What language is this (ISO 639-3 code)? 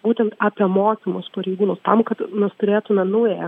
lit